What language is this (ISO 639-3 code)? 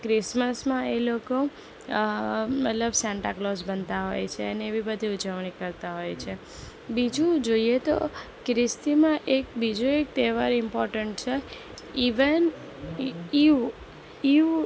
guj